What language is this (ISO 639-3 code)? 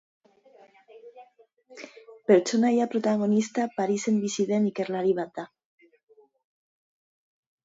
eus